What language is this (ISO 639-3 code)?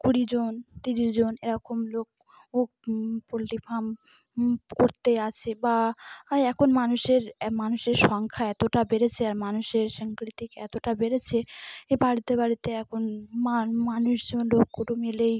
ben